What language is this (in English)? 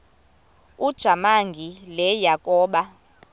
Xhosa